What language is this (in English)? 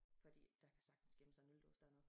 Danish